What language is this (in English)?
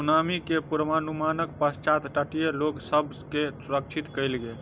Maithili